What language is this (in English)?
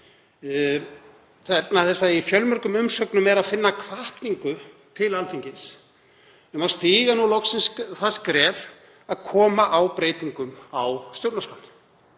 Icelandic